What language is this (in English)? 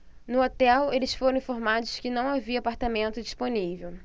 Portuguese